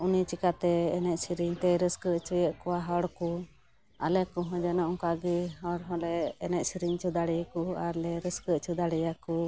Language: Santali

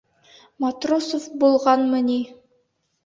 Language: Bashkir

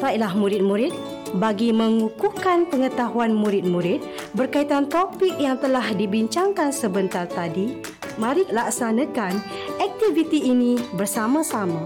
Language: Malay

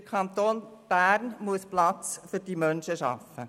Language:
Swiss German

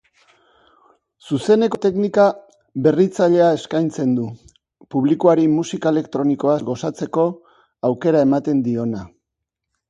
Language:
Basque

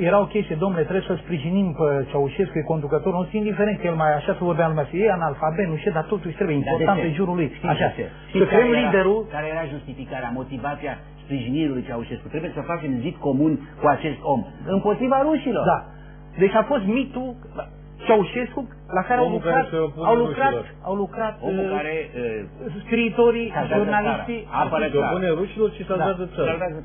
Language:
Romanian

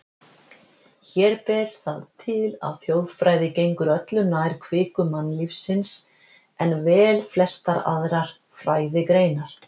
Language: Icelandic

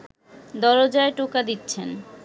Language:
Bangla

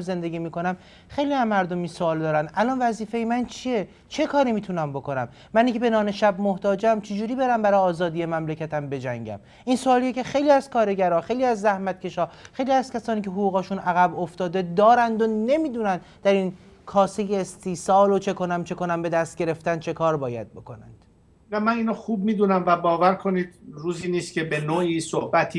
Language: Persian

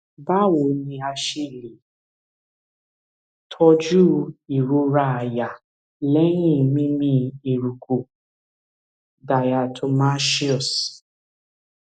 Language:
Yoruba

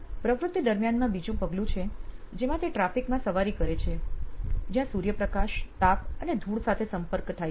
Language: Gujarati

